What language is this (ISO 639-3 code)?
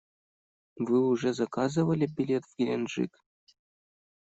rus